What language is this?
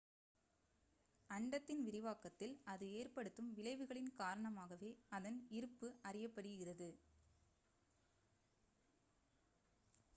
Tamil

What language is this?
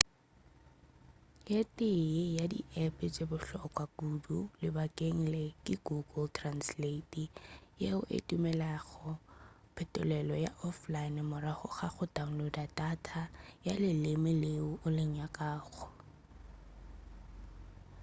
Northern Sotho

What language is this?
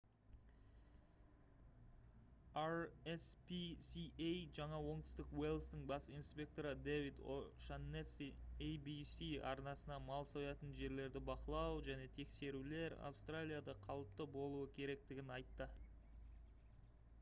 Kazakh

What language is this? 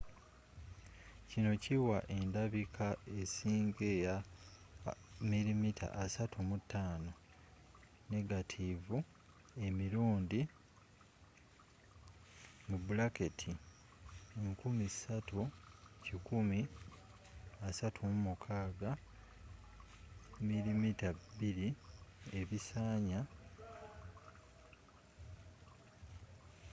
Ganda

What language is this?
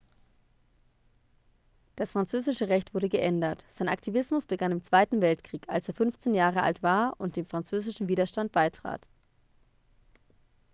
German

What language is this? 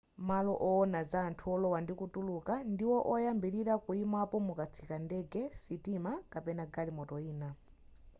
Nyanja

